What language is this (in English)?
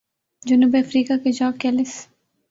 Urdu